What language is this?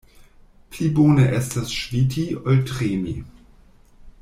Esperanto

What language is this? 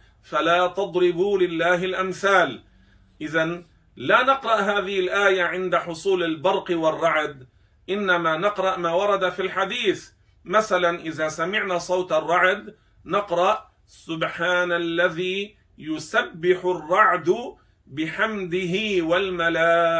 Arabic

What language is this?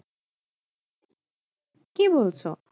Bangla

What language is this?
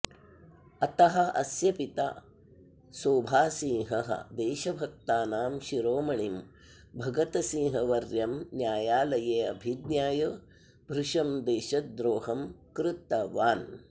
Sanskrit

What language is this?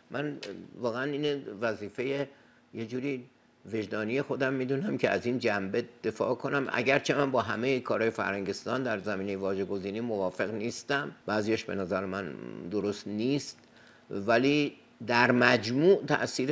Persian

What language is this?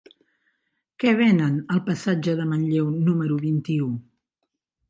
Catalan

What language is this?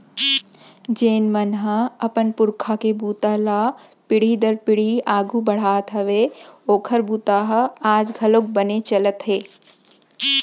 Chhattisgarhi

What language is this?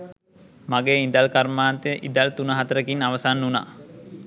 Sinhala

